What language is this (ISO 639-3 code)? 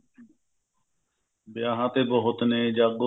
pan